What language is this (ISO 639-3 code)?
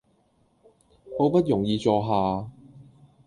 yue